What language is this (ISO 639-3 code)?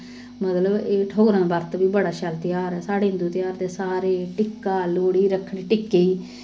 doi